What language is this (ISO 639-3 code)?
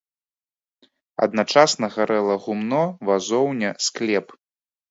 bel